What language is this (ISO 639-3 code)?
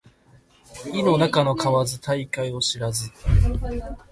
jpn